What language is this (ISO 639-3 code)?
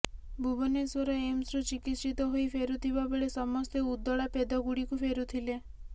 ori